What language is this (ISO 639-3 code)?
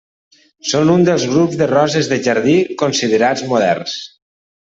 cat